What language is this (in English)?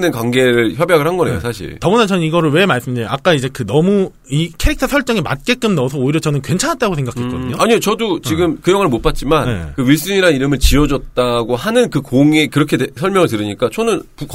Korean